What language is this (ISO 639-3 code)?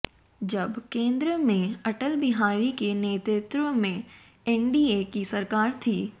hin